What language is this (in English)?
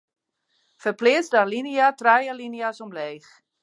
Western Frisian